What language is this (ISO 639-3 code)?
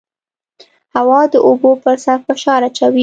pus